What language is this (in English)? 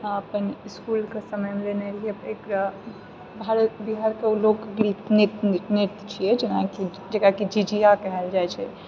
Maithili